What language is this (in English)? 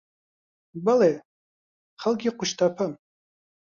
Central Kurdish